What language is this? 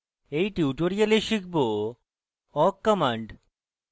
Bangla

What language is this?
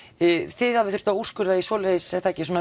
Icelandic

